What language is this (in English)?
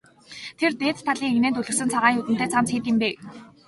Mongolian